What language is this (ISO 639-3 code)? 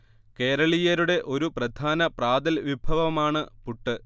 mal